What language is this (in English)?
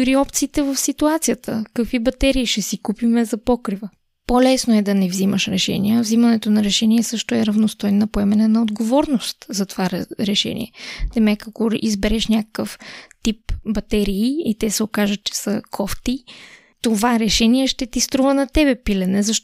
Bulgarian